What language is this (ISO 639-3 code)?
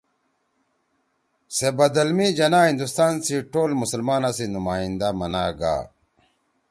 trw